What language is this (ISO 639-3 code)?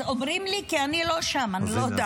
heb